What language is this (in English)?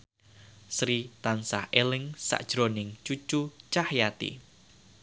Javanese